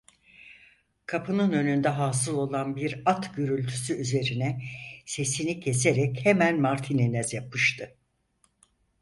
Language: Turkish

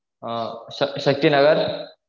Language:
Tamil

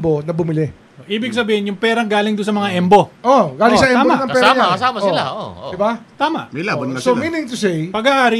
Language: Filipino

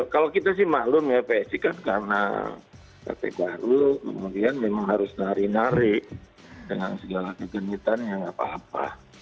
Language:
Indonesian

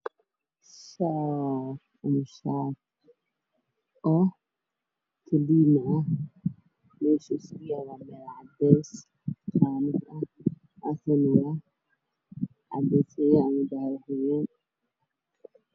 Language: Somali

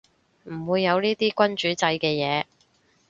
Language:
Cantonese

